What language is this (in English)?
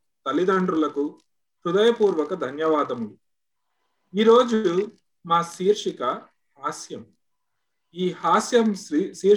Telugu